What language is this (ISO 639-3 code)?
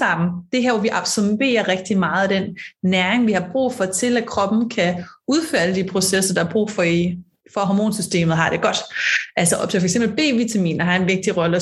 dan